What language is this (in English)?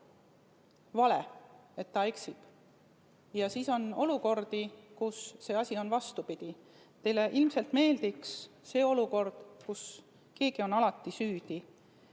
Estonian